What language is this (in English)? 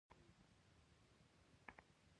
Pashto